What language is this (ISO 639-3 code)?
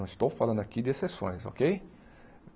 por